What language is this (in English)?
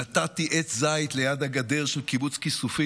Hebrew